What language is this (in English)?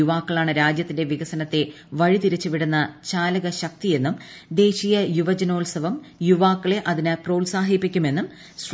Malayalam